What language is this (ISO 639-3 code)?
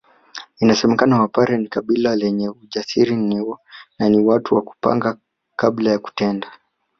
swa